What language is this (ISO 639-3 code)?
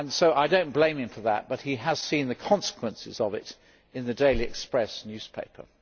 eng